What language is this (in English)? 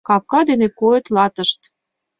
Mari